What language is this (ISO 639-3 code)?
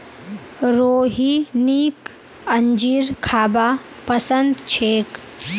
mag